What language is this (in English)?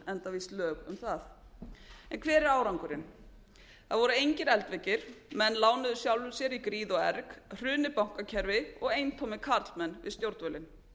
Icelandic